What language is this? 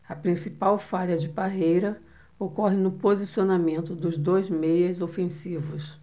Portuguese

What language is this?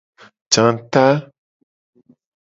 Gen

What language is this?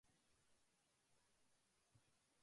Japanese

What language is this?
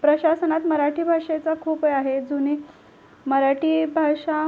Marathi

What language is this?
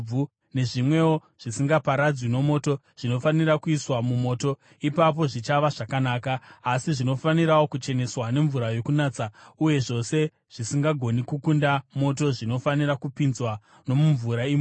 Shona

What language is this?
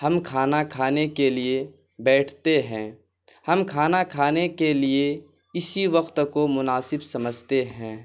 Urdu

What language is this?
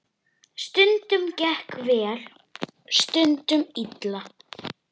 Icelandic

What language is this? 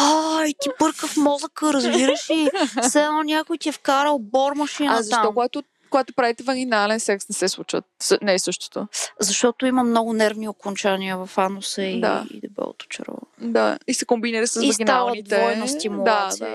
Bulgarian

